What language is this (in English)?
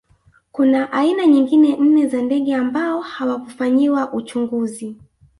Swahili